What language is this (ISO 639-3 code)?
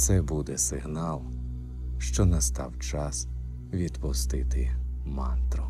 ukr